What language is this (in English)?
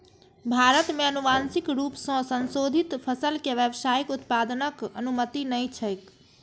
Maithili